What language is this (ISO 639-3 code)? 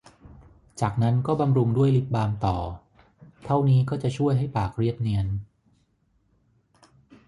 tha